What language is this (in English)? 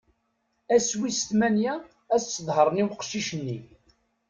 Kabyle